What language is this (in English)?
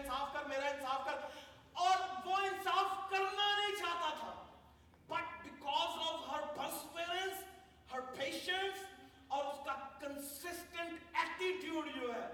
Urdu